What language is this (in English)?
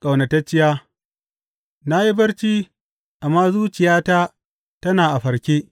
Hausa